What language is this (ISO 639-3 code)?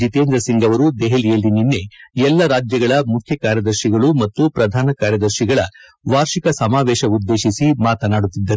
kan